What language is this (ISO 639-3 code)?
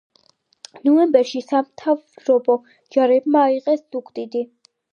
kat